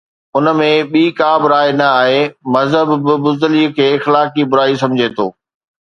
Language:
Sindhi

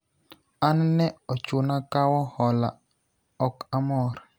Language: Luo (Kenya and Tanzania)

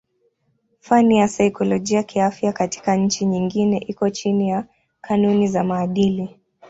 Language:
Swahili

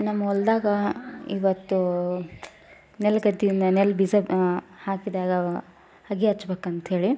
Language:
Kannada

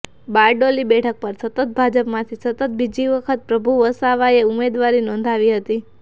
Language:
Gujarati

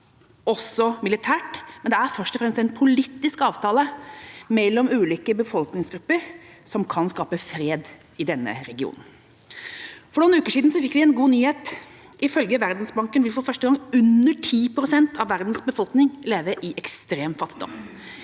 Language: Norwegian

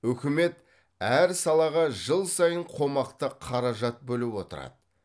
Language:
Kazakh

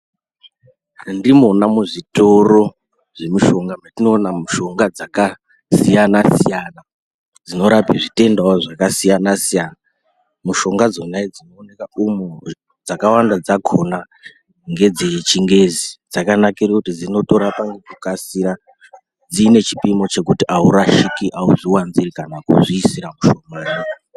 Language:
Ndau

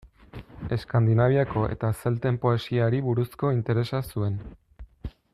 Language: Basque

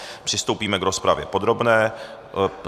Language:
Czech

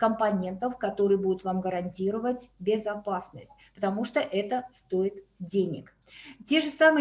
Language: Russian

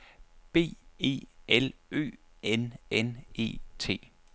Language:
Danish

